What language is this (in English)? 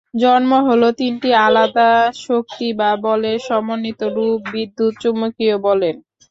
Bangla